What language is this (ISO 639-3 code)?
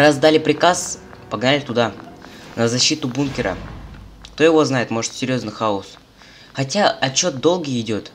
rus